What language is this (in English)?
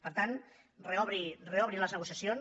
Catalan